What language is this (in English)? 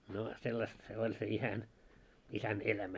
Finnish